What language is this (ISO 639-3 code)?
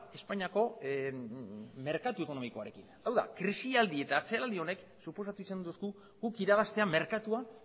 eus